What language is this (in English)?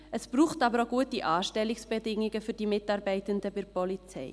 Swiss German